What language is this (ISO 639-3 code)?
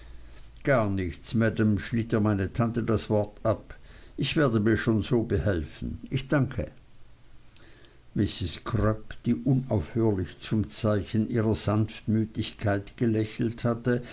deu